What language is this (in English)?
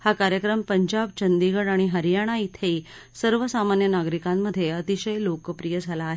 Marathi